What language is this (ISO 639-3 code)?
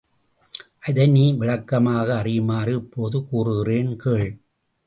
tam